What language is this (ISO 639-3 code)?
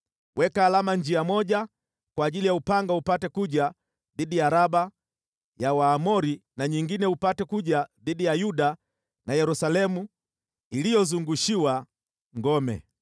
swa